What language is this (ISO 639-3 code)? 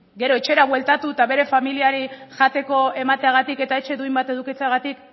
eus